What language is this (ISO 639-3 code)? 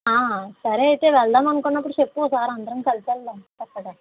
tel